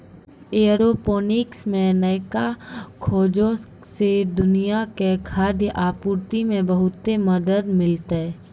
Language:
Maithili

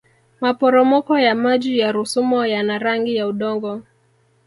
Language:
Swahili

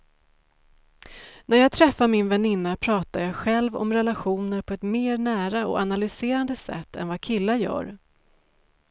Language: Swedish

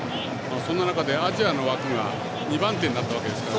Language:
Japanese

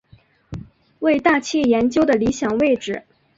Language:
Chinese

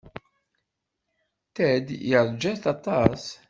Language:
Kabyle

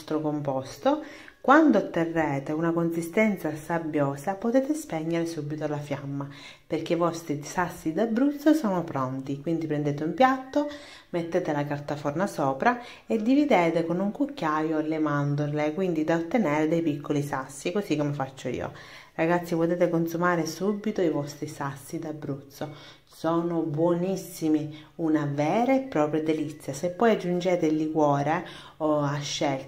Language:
Italian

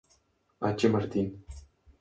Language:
Spanish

